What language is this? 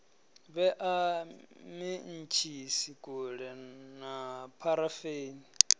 Venda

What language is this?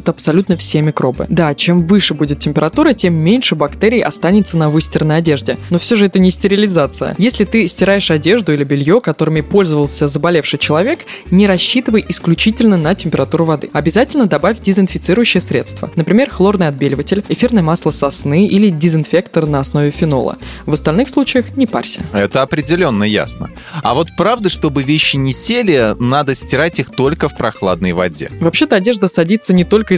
Russian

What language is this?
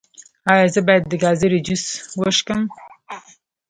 Pashto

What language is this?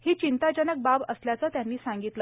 Marathi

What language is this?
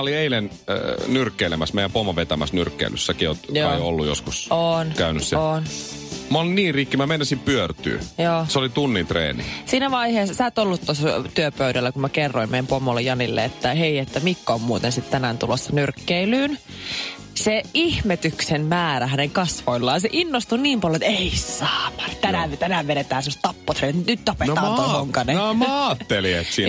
Finnish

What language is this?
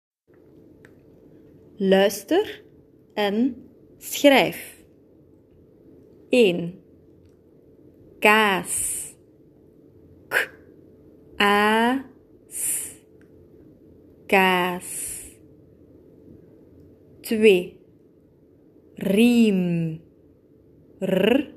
Dutch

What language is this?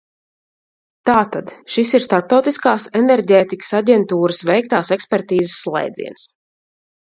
Latvian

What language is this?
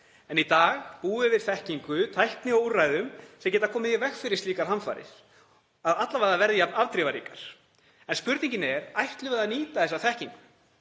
Icelandic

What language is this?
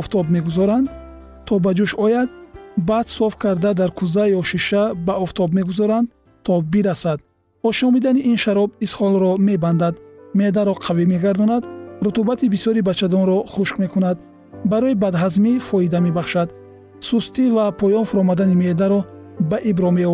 Persian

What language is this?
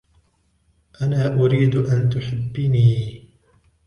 Arabic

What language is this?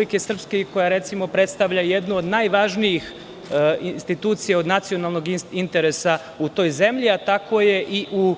Serbian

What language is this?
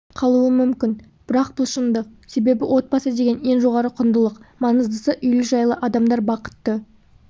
Kazakh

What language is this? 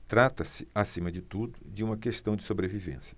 Portuguese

